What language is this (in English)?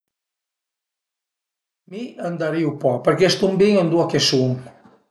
Piedmontese